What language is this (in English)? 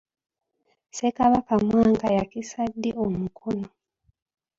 Ganda